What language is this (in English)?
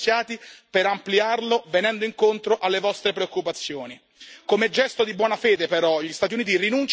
Italian